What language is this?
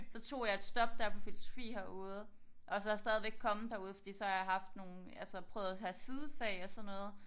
Danish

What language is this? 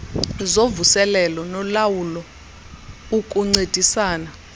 Xhosa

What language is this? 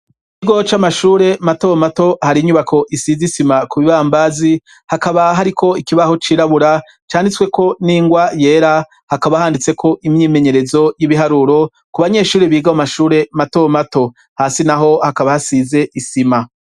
Rundi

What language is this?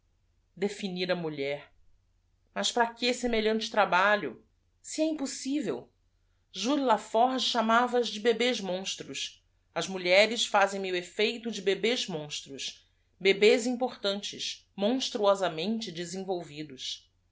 Portuguese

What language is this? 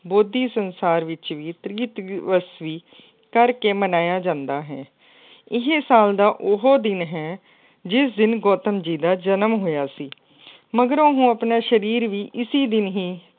Punjabi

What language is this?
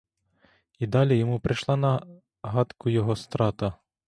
Ukrainian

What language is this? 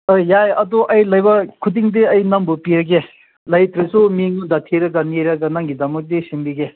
Manipuri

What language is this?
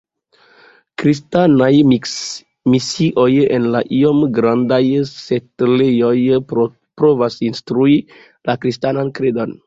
Esperanto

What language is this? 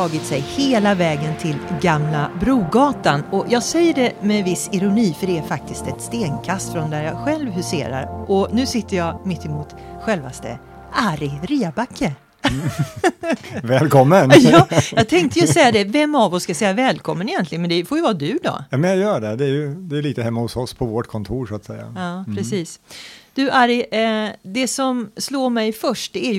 Swedish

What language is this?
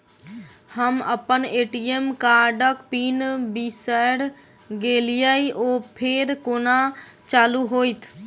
Maithili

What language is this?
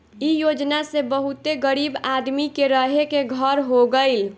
Bhojpuri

